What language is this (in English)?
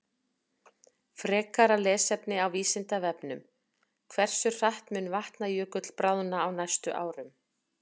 Icelandic